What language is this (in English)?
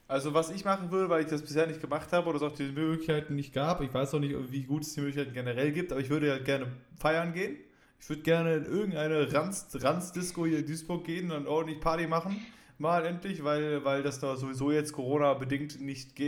German